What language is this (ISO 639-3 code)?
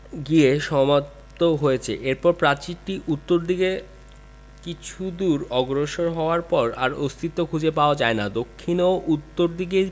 ben